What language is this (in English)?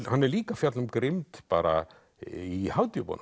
Icelandic